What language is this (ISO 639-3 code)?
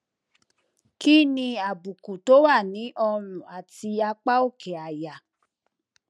yor